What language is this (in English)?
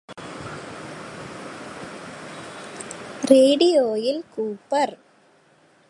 Malayalam